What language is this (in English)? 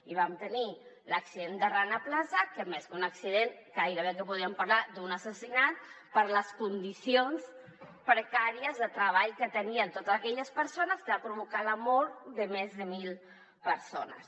Catalan